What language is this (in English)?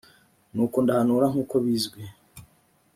Kinyarwanda